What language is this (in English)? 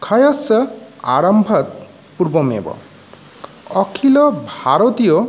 Sanskrit